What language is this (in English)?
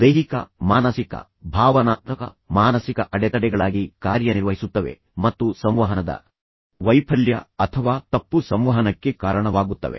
Kannada